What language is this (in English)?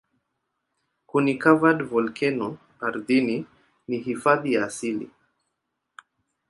Swahili